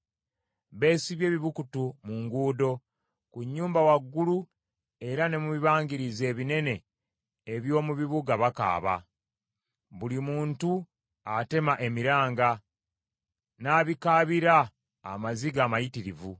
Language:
Ganda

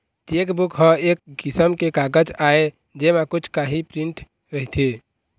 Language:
Chhattisgarhi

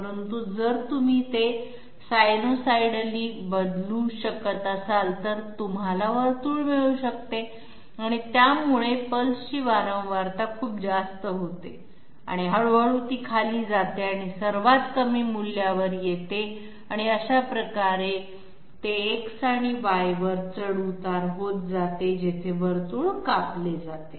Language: Marathi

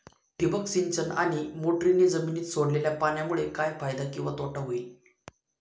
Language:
Marathi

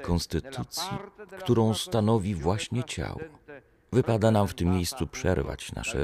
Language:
Polish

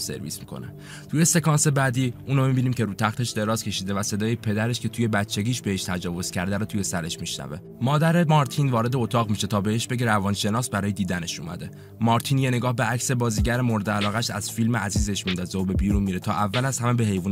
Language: Persian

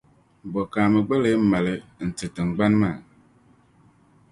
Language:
Dagbani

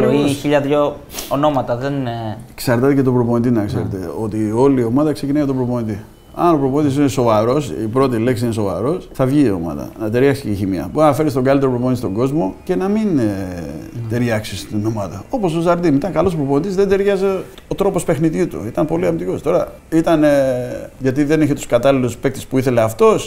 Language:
Greek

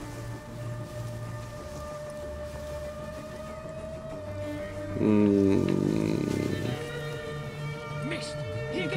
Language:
German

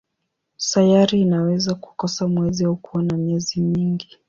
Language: Swahili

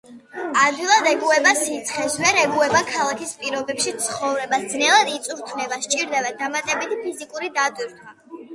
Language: Georgian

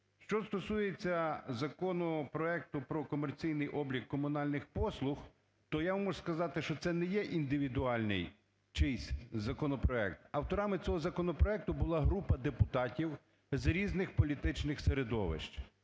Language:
Ukrainian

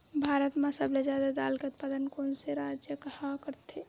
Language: Chhattisgarhi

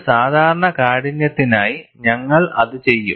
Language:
Malayalam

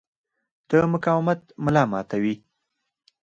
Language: Pashto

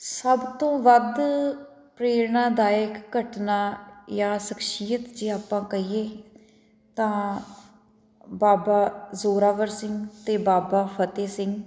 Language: Punjabi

